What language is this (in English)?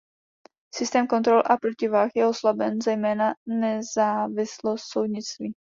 Czech